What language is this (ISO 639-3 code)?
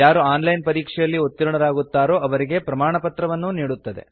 kan